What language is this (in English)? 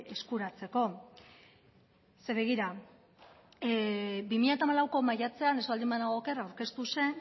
Basque